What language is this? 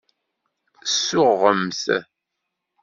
Kabyle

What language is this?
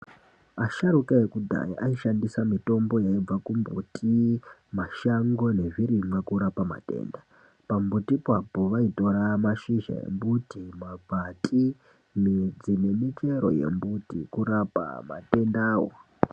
Ndau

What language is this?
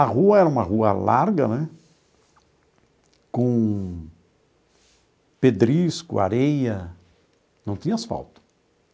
Portuguese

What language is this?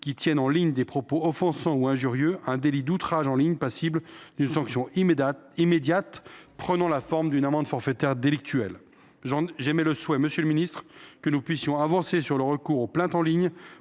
French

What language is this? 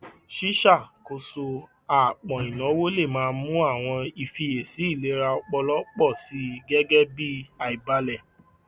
Yoruba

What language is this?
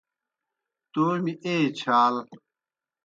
Kohistani Shina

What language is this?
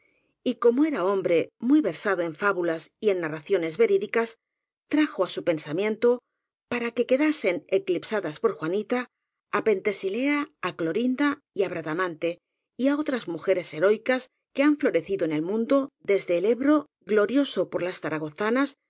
Spanish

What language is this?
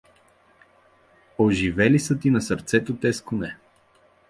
Bulgarian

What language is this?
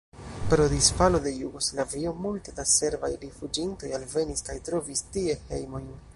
Esperanto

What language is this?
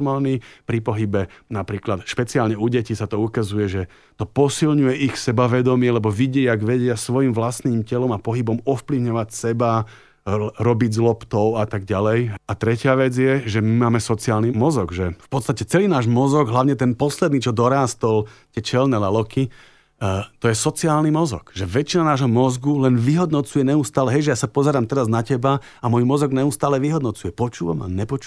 Slovak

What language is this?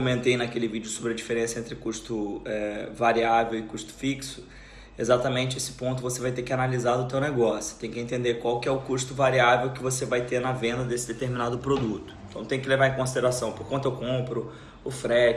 Portuguese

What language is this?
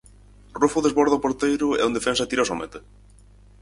Galician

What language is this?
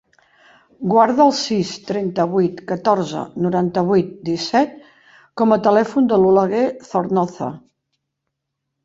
Catalan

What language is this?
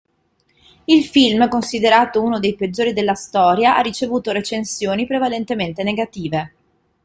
Italian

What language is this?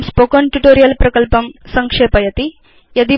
Sanskrit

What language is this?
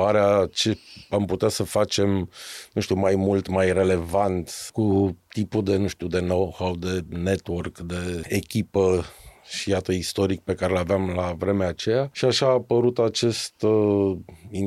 Romanian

